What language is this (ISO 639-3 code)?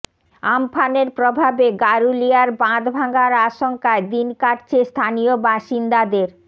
ben